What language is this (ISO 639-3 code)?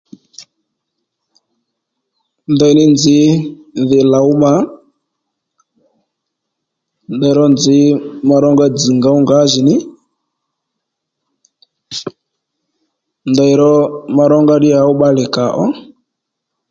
led